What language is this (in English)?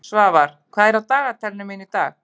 Icelandic